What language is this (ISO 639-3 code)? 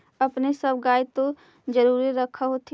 mag